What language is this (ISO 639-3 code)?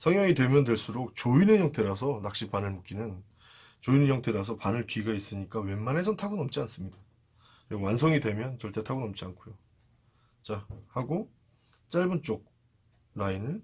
kor